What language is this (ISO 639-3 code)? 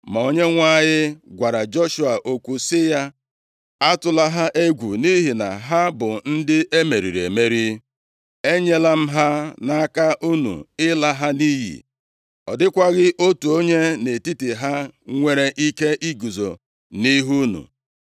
ibo